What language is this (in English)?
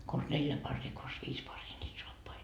Finnish